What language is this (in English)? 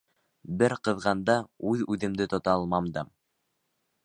Bashkir